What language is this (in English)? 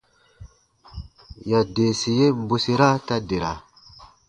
Baatonum